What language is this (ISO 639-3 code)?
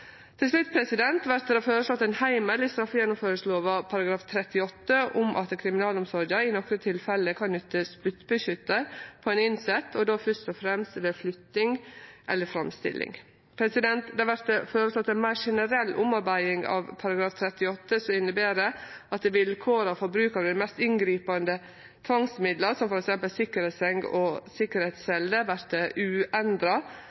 nno